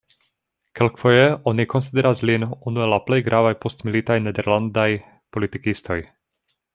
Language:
Esperanto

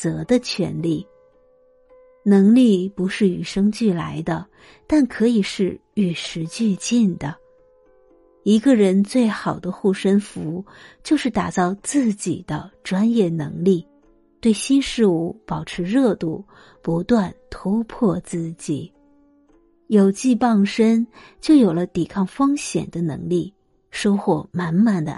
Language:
Chinese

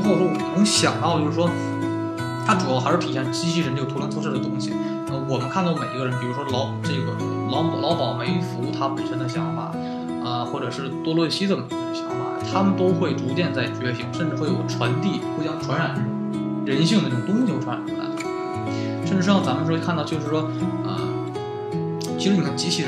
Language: Chinese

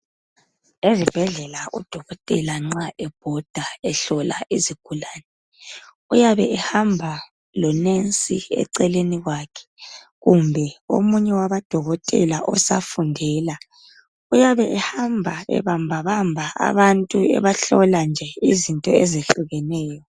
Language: North Ndebele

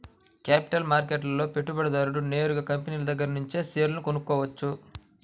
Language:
Telugu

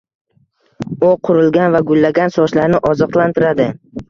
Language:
Uzbek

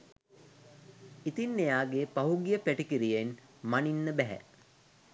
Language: Sinhala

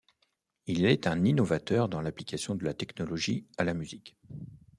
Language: French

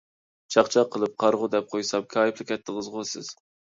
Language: Uyghur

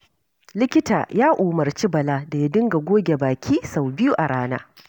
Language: Hausa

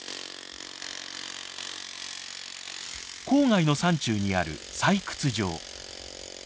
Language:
Japanese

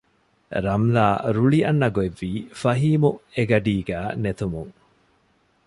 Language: Divehi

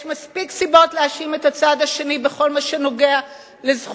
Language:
Hebrew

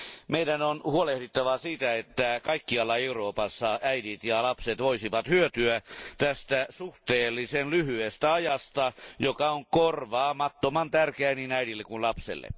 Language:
Finnish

